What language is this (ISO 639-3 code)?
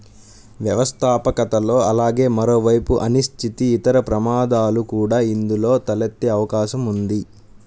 tel